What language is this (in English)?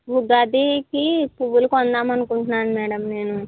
Telugu